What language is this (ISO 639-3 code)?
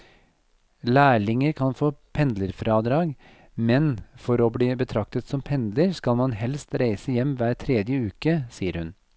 nor